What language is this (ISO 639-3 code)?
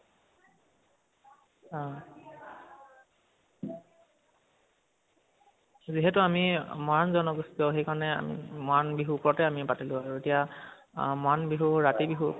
asm